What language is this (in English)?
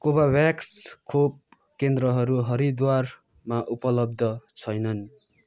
Nepali